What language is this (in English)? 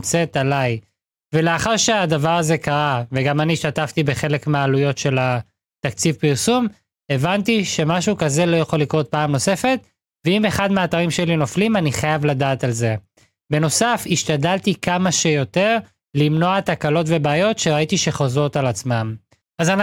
Hebrew